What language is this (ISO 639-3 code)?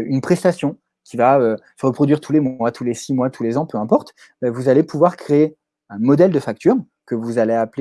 fra